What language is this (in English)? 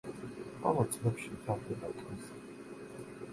Georgian